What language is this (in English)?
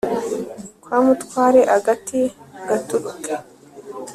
Kinyarwanda